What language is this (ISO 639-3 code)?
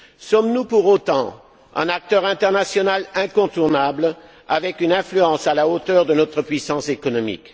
fra